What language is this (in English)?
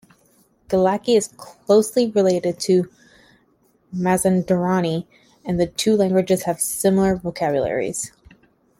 English